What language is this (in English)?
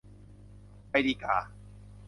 Thai